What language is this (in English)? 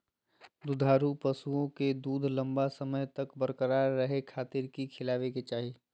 Magahi